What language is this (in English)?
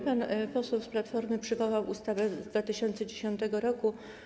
Polish